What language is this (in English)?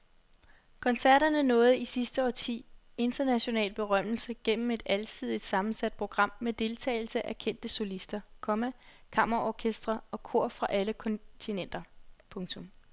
Danish